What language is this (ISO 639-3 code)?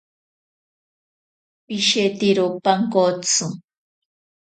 prq